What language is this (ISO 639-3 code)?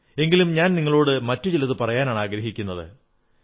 mal